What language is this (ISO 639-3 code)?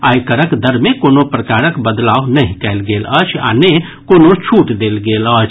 mai